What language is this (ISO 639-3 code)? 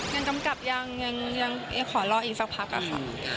tha